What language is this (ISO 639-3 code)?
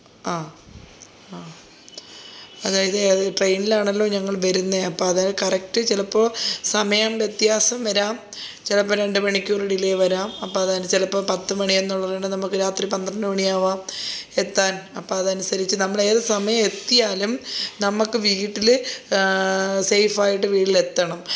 mal